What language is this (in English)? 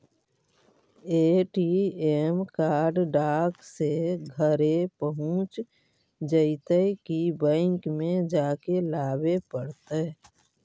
Magahi